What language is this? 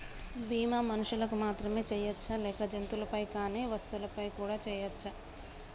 Telugu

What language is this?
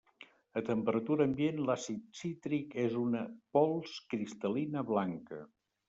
Catalan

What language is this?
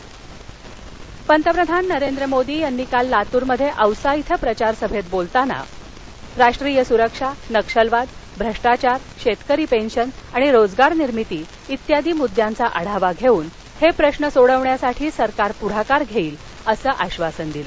Marathi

